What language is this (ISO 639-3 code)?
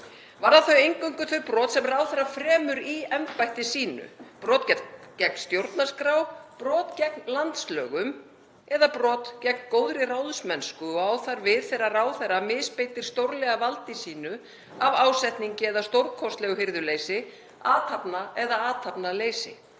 isl